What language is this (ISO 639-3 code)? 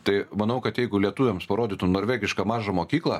lit